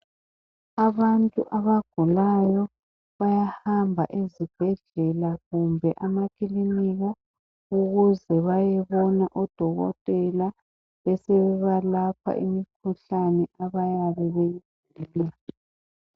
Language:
North Ndebele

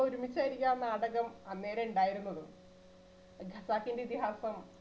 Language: Malayalam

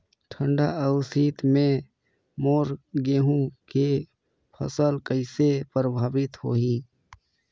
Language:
Chhattisgarhi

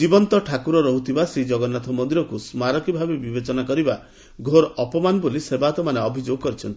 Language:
Odia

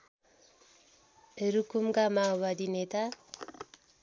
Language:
Nepali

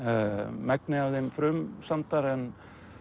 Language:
Icelandic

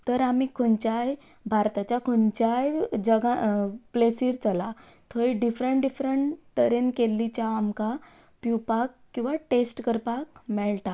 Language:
Konkani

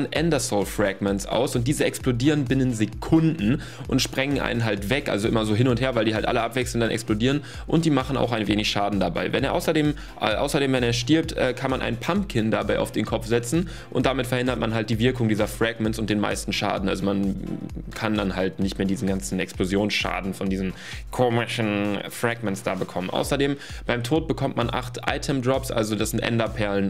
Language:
German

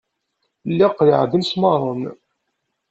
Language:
Kabyle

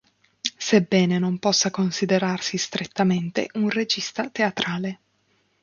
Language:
Italian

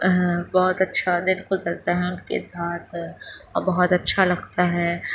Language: Urdu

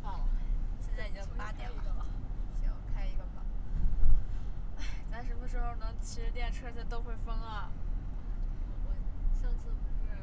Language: Chinese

